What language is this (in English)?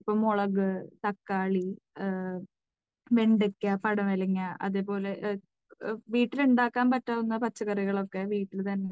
Malayalam